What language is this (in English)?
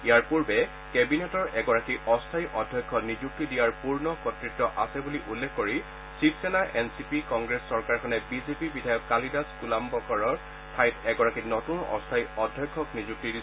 Assamese